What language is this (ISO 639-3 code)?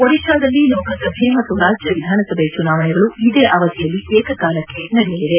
kan